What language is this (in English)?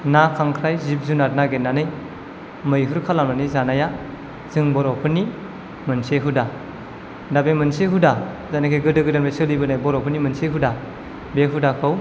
Bodo